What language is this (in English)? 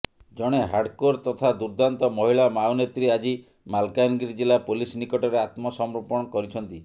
Odia